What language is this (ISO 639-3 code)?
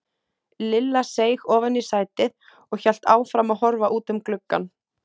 isl